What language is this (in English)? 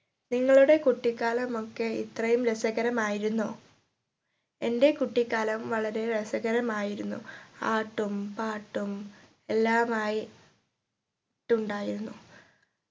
Malayalam